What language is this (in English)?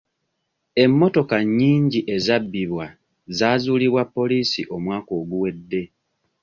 Ganda